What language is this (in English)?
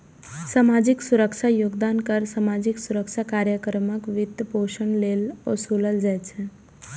Maithili